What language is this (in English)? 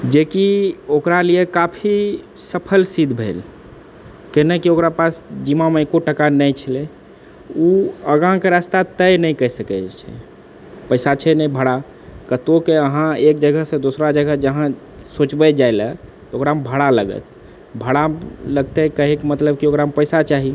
Maithili